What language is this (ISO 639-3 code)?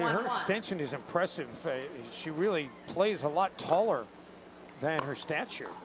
eng